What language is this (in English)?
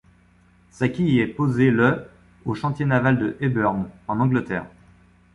French